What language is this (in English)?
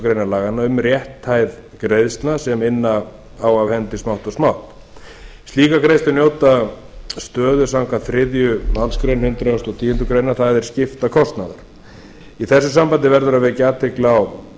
Icelandic